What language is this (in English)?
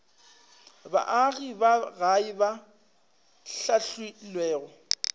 Northern Sotho